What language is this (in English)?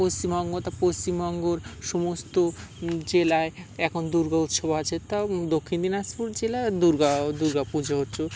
Bangla